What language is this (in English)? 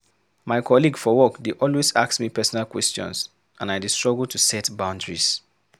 Nigerian Pidgin